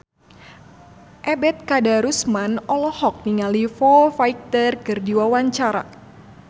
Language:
Sundanese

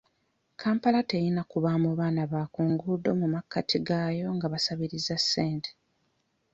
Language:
Ganda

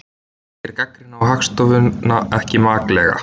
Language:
Icelandic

